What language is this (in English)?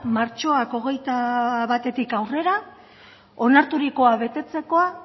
Basque